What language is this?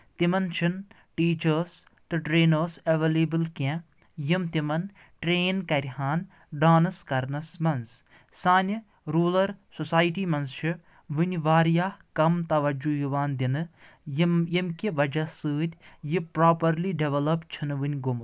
Kashmiri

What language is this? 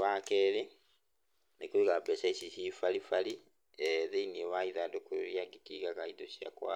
Kikuyu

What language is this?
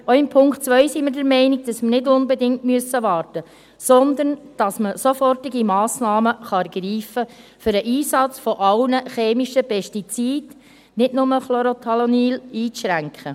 Swiss German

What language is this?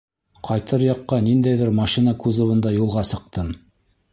Bashkir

